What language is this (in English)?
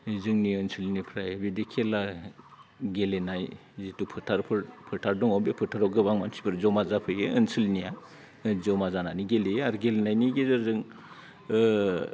Bodo